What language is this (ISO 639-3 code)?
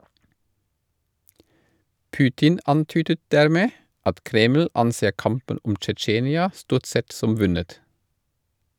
nor